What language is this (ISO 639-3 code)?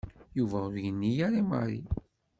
kab